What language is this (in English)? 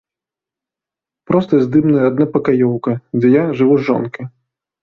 Belarusian